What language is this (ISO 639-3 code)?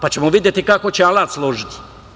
srp